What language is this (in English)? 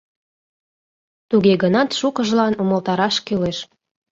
Mari